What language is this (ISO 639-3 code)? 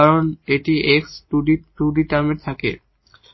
ben